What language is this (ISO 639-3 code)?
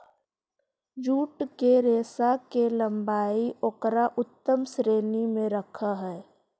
mag